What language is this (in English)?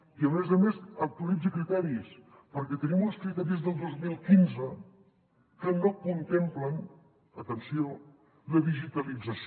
Catalan